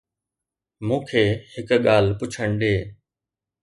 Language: Sindhi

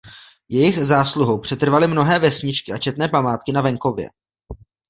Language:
Czech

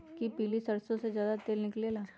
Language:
Magahi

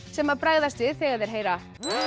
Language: Icelandic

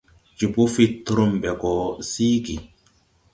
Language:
Tupuri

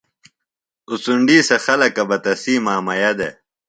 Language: Phalura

